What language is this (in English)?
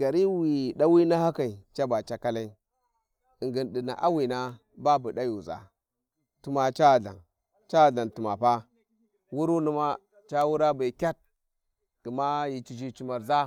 Warji